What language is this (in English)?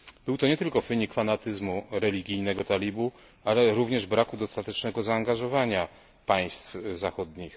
Polish